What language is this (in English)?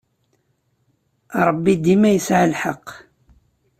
Kabyle